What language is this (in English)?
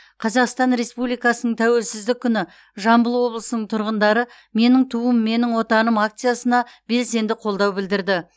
Kazakh